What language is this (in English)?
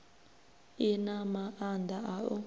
Venda